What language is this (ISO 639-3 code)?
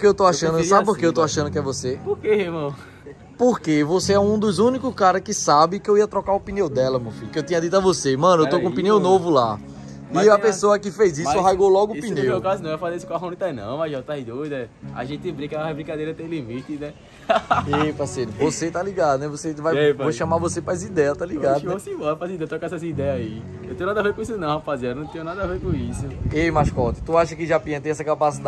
por